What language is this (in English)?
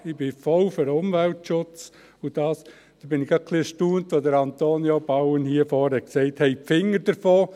Swiss German